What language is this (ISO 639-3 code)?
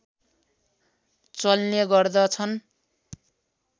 nep